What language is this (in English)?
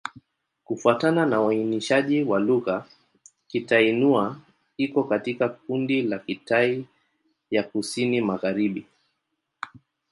Swahili